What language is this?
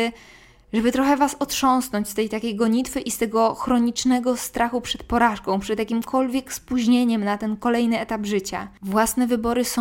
Polish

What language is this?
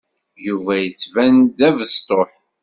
Kabyle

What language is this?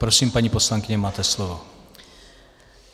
Czech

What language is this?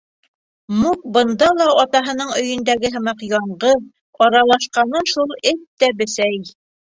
Bashkir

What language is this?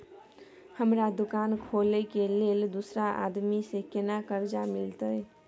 Maithili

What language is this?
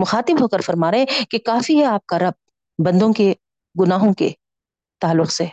Urdu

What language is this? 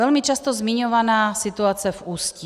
Czech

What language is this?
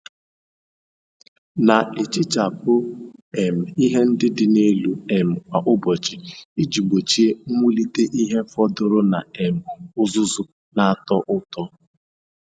Igbo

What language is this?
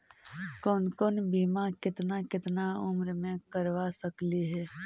Magahi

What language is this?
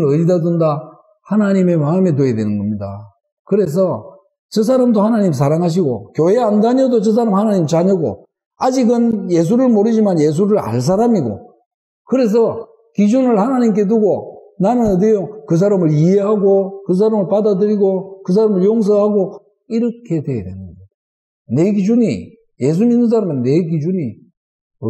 Korean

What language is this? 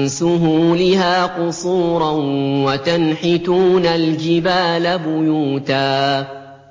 Arabic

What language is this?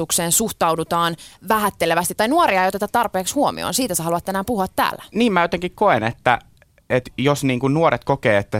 Finnish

